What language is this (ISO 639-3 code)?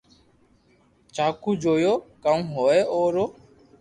lrk